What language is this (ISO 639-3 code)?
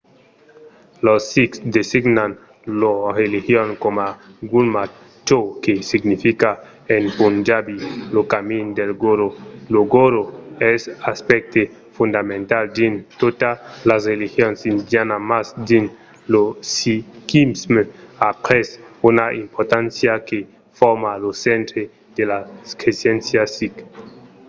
oci